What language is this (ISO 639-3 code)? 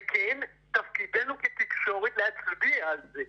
heb